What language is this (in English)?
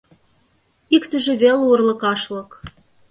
Mari